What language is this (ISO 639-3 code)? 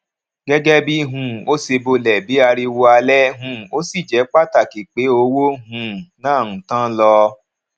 yor